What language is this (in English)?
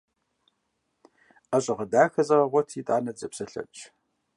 Kabardian